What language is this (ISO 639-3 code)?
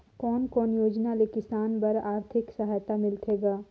hne